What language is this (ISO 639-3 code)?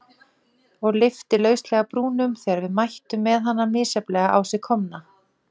isl